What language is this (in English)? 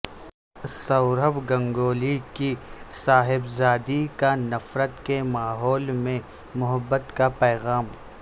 Urdu